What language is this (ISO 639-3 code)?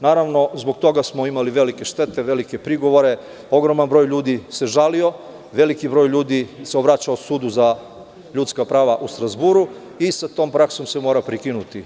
srp